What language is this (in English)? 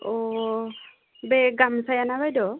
Bodo